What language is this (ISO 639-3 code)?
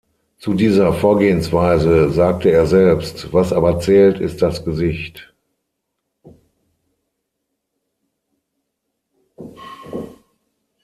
deu